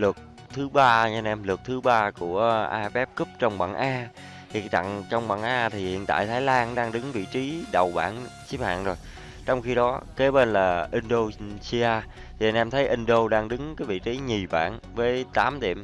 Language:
Vietnamese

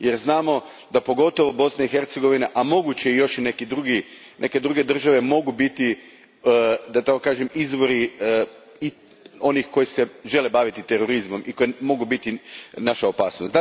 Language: Croatian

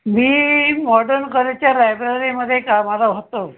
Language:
Marathi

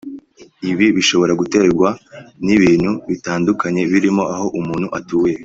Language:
Kinyarwanda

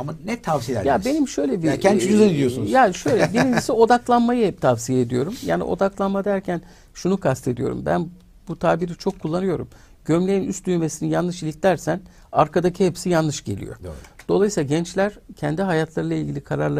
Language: Turkish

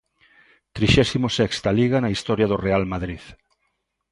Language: Galician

